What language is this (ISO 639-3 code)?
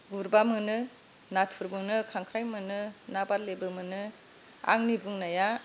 brx